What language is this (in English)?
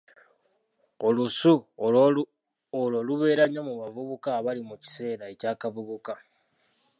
Ganda